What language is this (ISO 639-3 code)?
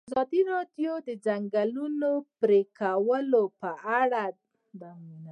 pus